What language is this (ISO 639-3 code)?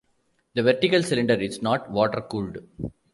eng